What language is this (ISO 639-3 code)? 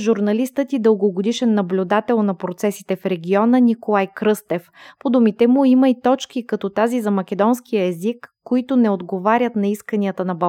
bul